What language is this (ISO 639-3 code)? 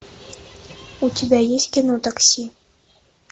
rus